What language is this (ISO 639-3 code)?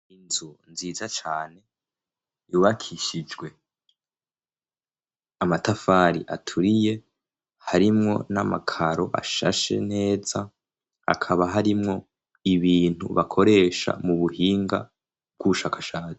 run